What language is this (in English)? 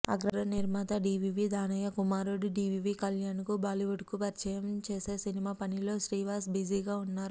Telugu